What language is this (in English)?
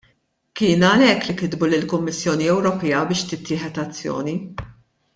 Maltese